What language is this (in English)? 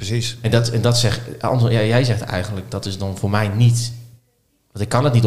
Dutch